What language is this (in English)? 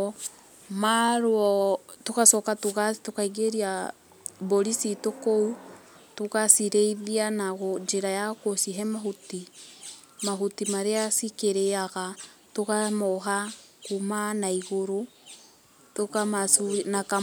Kikuyu